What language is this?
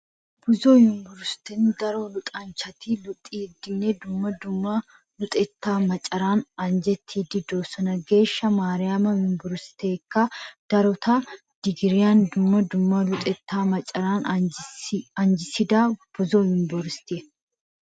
Wolaytta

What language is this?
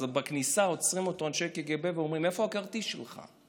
Hebrew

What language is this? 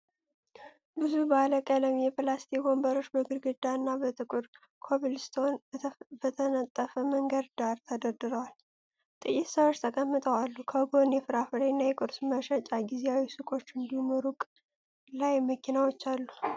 Amharic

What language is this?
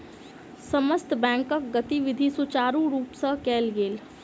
Maithili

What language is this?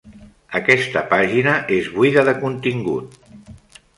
Catalan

